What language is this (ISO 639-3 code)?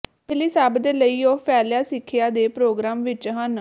pan